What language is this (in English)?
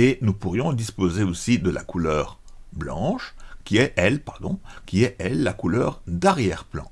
French